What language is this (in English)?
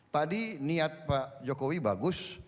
Indonesian